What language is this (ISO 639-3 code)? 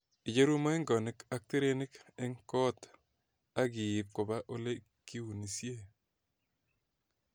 kln